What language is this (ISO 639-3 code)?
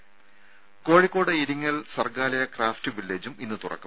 mal